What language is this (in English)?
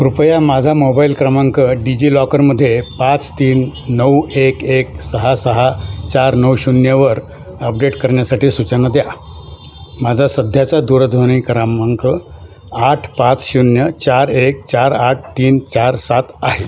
Marathi